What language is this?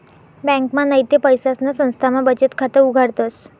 Marathi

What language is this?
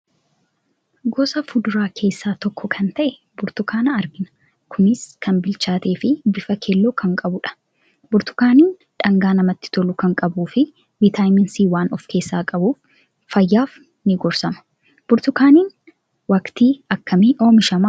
Oromo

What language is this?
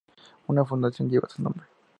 Spanish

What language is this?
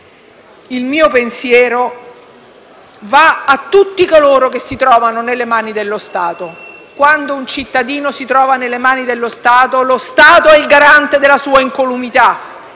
Italian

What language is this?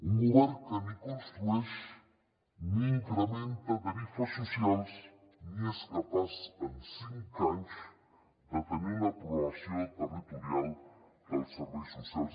Catalan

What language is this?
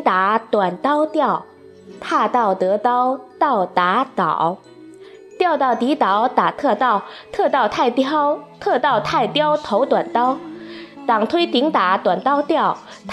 Chinese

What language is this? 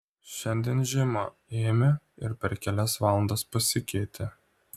Lithuanian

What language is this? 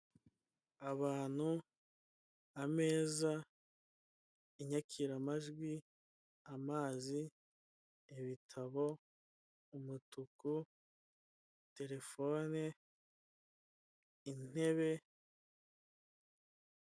Kinyarwanda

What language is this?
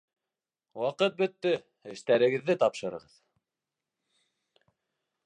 Bashkir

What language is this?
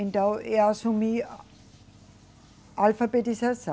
Portuguese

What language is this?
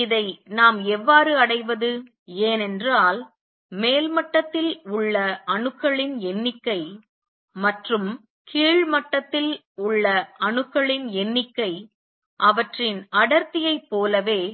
Tamil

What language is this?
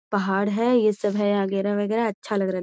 Magahi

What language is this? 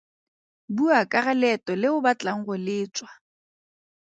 Tswana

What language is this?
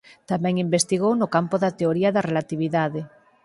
Galician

